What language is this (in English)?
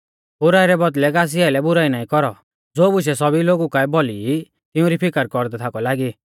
Mahasu Pahari